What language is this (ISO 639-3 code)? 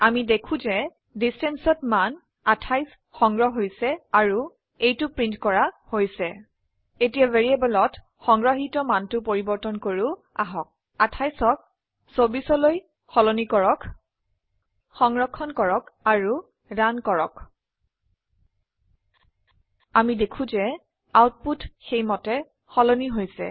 asm